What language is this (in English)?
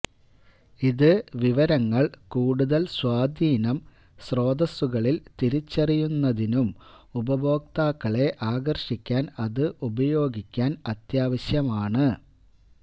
Malayalam